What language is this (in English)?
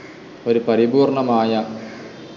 Malayalam